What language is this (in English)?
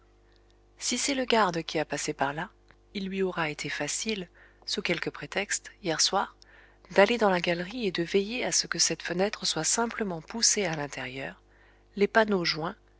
French